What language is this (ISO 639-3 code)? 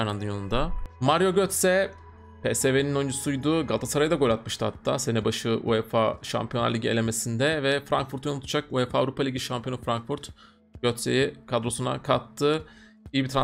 tur